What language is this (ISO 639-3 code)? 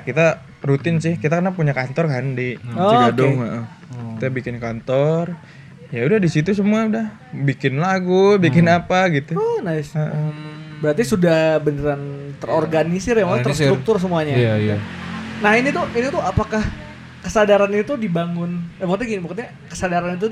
ind